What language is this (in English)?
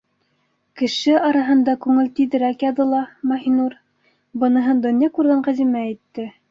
Bashkir